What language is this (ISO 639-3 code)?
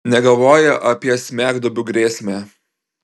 lit